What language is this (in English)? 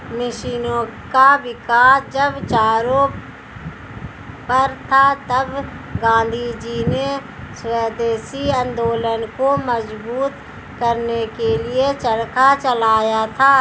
Hindi